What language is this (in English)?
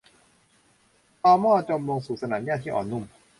Thai